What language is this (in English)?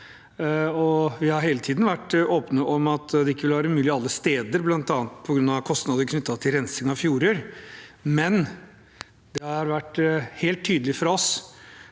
Norwegian